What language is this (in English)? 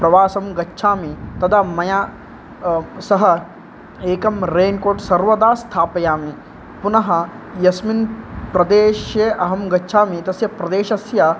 Sanskrit